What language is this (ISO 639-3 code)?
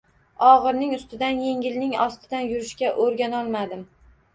uzb